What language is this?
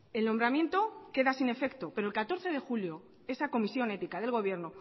Spanish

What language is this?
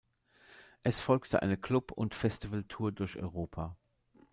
German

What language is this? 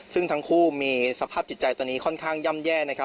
Thai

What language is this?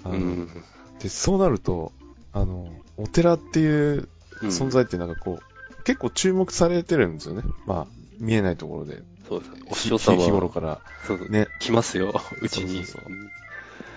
Japanese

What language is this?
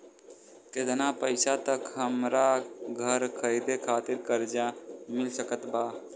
Bhojpuri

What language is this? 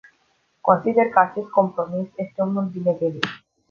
Romanian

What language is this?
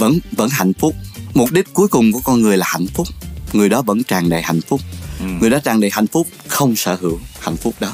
Vietnamese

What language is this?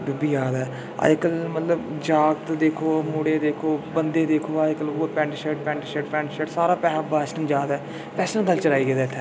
Dogri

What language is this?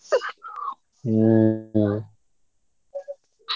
Odia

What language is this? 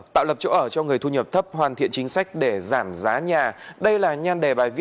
Vietnamese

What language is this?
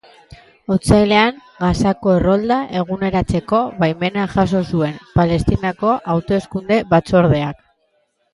Basque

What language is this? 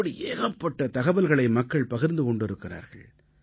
Tamil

